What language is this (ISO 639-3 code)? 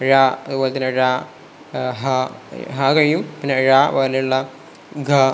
mal